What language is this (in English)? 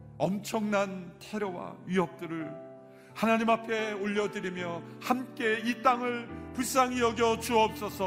Korean